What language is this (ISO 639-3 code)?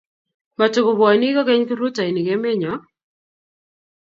kln